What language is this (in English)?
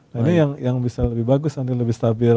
Indonesian